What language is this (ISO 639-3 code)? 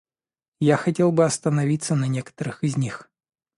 rus